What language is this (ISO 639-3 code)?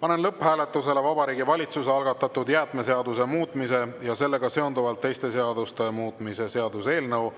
est